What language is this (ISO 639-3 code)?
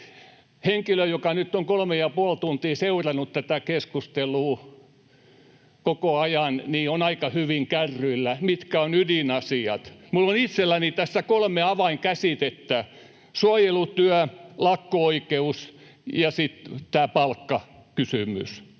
fin